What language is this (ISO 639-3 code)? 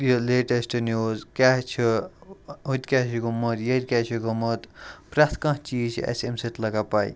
kas